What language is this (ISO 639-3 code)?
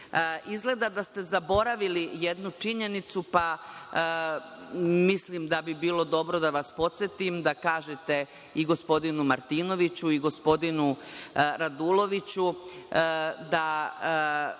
srp